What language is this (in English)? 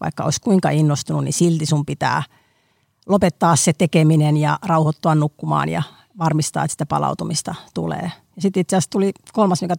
Finnish